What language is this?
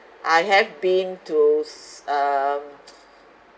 English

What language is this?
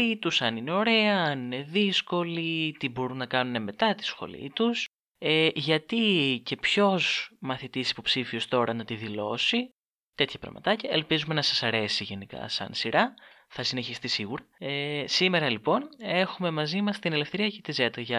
Greek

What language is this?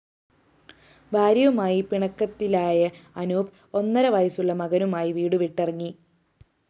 Malayalam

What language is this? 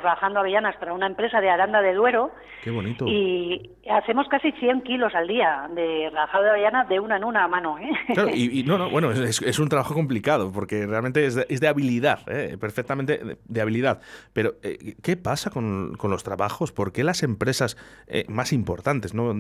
Spanish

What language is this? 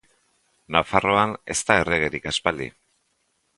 Basque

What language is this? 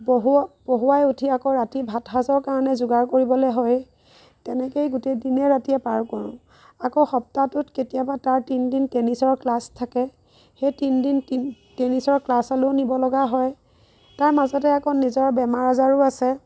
Assamese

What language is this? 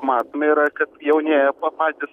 Lithuanian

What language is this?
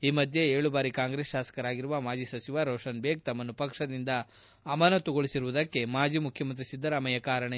Kannada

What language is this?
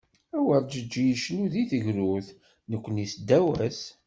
Kabyle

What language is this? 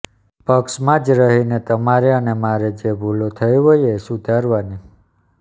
Gujarati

